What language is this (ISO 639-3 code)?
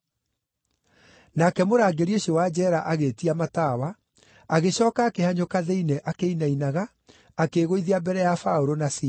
kik